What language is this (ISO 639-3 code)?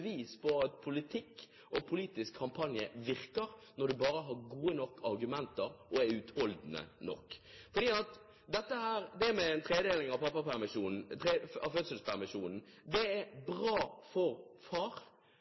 nob